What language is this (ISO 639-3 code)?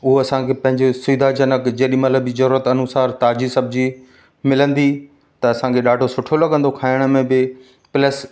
snd